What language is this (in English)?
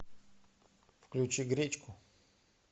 Russian